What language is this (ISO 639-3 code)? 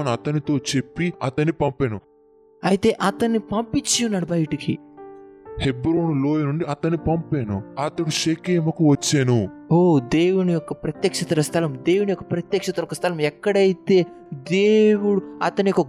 tel